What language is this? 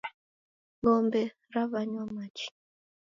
Taita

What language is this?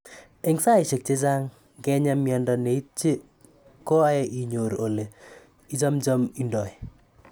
Kalenjin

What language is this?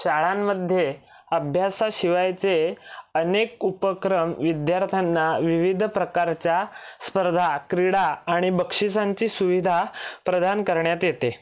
Marathi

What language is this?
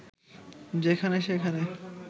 Bangla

